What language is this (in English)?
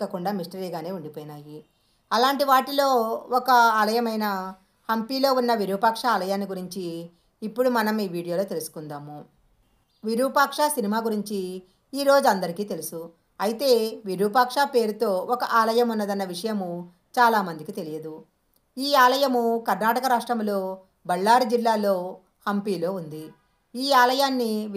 Telugu